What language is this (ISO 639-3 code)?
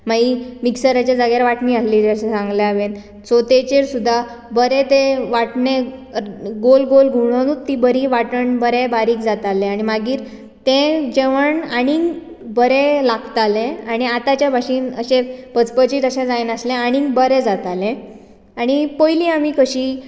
kok